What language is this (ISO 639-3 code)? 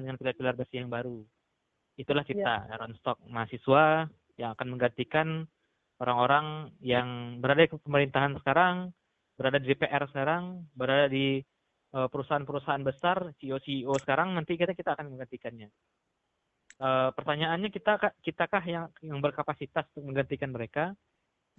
ind